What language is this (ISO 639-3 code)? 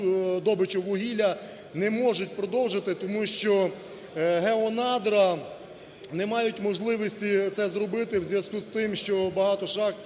ukr